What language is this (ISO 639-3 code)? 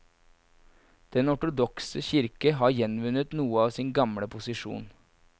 nor